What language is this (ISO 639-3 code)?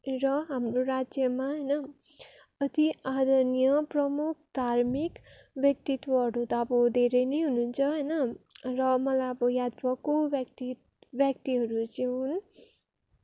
nep